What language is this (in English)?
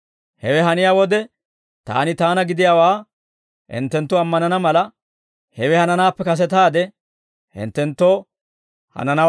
Dawro